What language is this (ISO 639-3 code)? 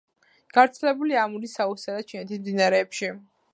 kat